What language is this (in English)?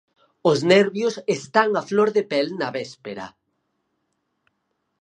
Galician